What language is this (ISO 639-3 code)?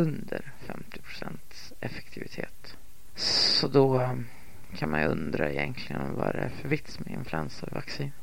swe